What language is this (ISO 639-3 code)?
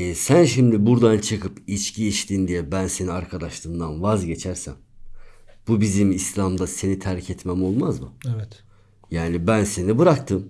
tur